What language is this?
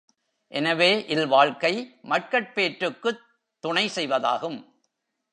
Tamil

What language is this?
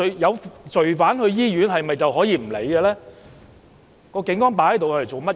Cantonese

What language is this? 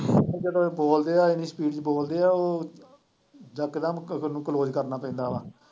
Punjabi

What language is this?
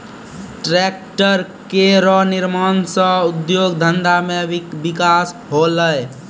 Maithili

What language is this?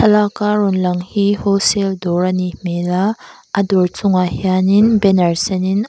Mizo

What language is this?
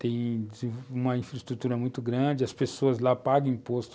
Portuguese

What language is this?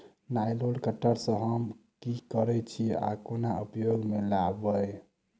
Maithili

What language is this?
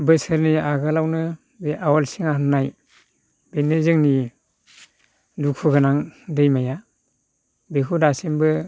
Bodo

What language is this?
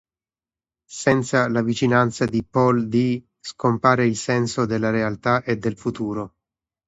Italian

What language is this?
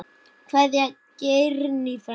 Icelandic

